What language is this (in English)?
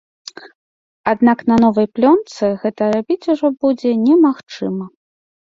Belarusian